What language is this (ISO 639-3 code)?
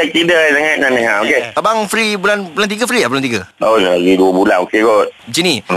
msa